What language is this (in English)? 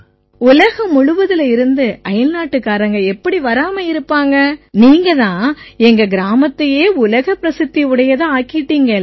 Tamil